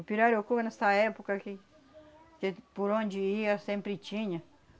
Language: Portuguese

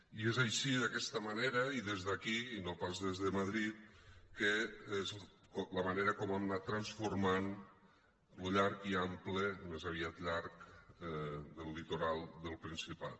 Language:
Catalan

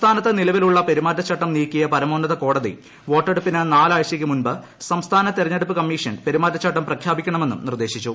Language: Malayalam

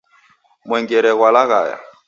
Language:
Taita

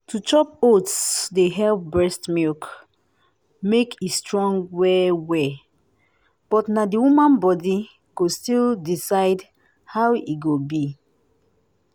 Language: Nigerian Pidgin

